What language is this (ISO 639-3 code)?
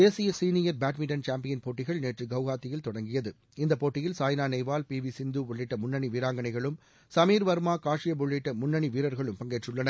tam